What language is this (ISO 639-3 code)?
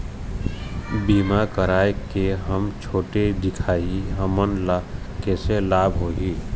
hne